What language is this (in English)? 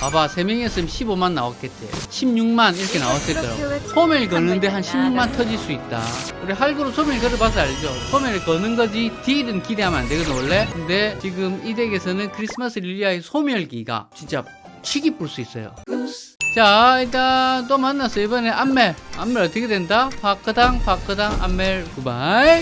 Korean